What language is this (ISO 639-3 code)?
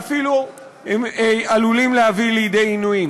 heb